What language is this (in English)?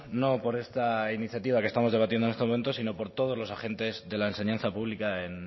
Spanish